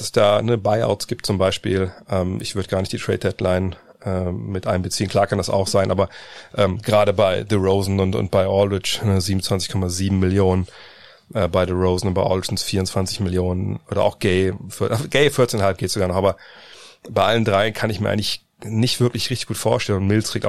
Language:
German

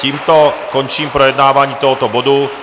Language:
Czech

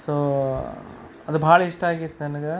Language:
Kannada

